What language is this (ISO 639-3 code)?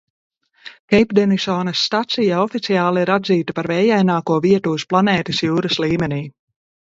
lav